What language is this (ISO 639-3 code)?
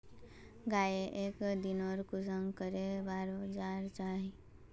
mag